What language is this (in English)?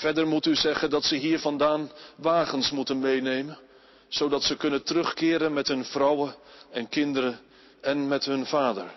Dutch